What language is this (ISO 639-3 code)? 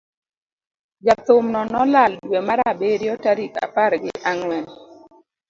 luo